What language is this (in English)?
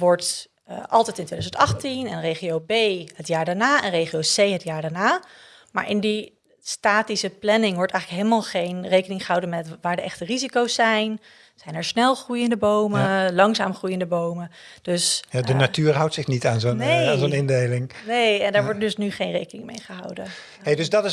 Dutch